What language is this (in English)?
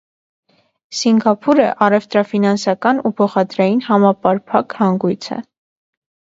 Armenian